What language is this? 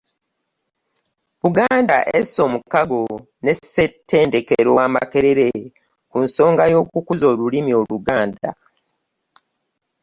Ganda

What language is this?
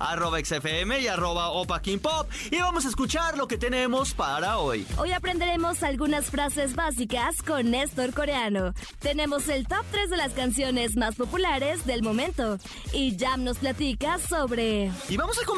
Spanish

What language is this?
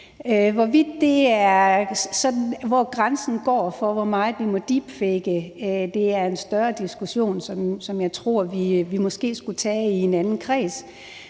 Danish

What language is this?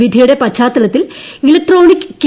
Malayalam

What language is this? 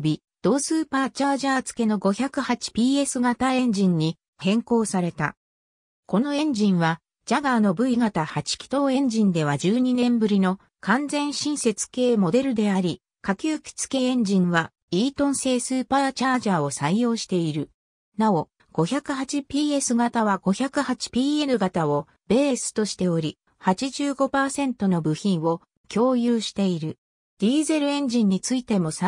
Japanese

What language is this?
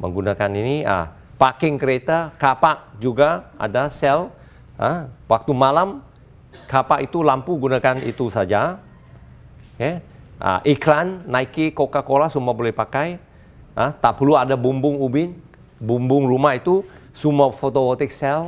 Malay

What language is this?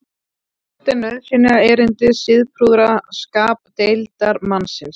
Icelandic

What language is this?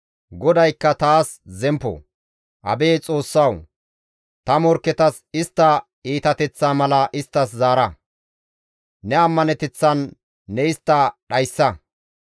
Gamo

